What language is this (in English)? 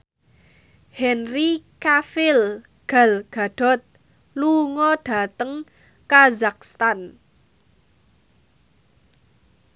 Javanese